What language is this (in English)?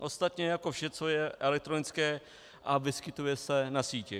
Czech